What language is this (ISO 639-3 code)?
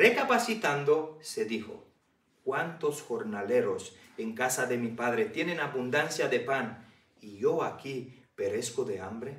spa